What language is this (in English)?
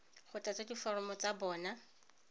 Tswana